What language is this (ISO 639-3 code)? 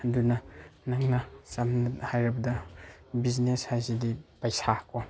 mni